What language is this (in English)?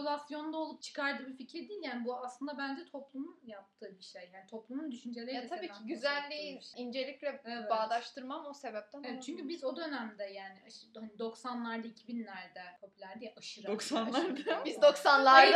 Turkish